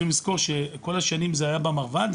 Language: Hebrew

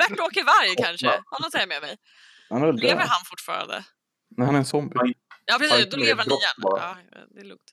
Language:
Swedish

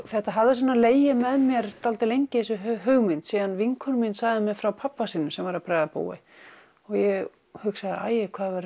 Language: Icelandic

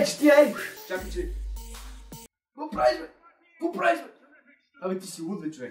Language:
Bulgarian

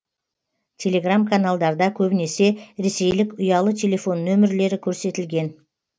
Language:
Kazakh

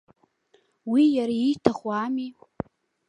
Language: Abkhazian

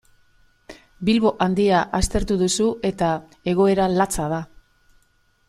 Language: Basque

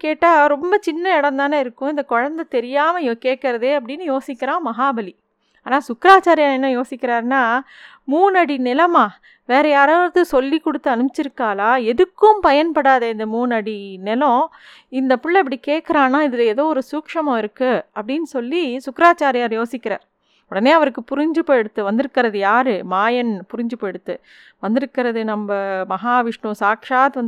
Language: Tamil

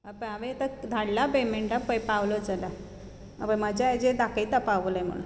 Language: Konkani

